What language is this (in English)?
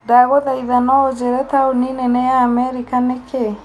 Kikuyu